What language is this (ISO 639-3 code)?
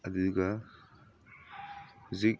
mni